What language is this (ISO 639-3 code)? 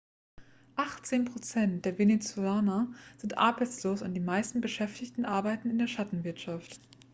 deu